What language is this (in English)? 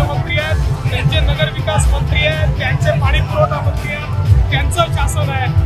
Indonesian